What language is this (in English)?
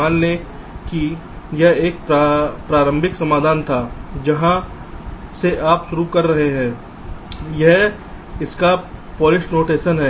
Hindi